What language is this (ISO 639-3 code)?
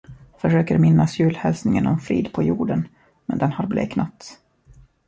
swe